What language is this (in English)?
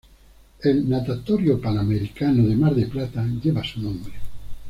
Spanish